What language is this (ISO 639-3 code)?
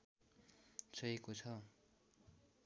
nep